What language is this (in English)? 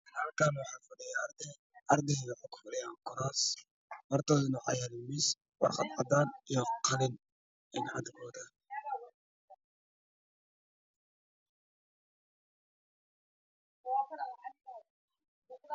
Somali